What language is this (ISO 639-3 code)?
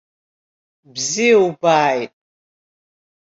abk